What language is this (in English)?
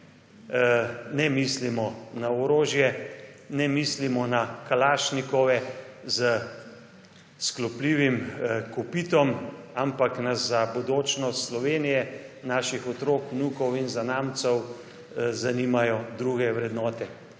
Slovenian